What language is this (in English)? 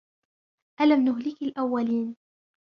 Arabic